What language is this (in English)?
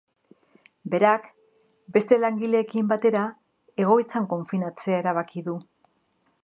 Basque